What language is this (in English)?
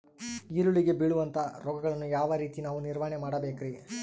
Kannada